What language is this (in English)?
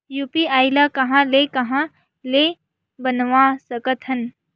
Chhattisgarhi